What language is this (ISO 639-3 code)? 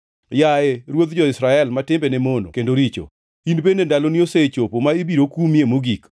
luo